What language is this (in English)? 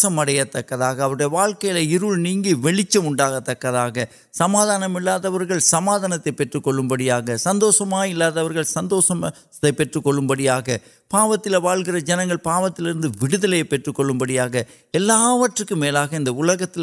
Urdu